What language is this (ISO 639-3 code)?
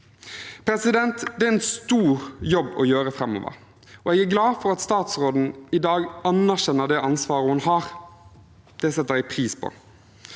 nor